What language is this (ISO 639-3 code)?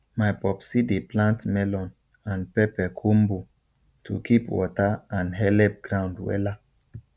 pcm